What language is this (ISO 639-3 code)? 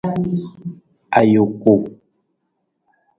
nmz